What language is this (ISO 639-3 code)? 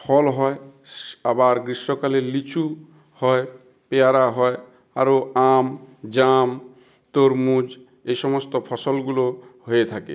ben